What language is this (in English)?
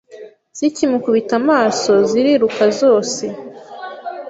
Kinyarwanda